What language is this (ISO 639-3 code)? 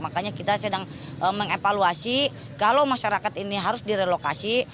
ind